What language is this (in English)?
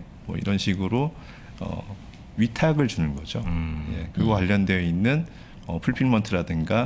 Korean